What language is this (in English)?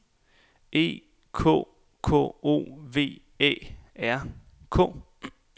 Danish